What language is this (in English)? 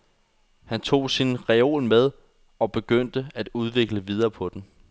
Danish